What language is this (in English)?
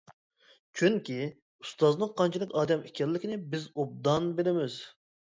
Uyghur